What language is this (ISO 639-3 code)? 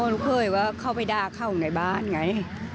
tha